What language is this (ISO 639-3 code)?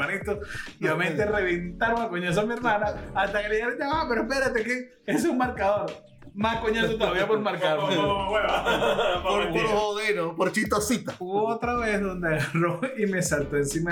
spa